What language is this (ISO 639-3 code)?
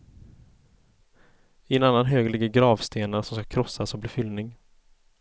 swe